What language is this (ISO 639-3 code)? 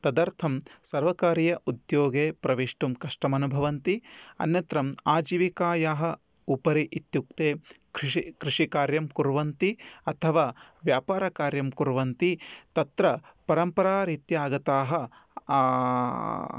san